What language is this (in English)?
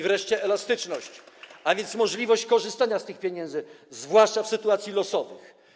Polish